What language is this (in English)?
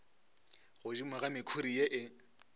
Northern Sotho